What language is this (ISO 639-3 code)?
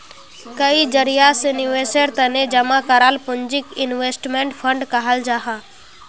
mag